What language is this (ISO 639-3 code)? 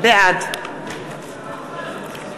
heb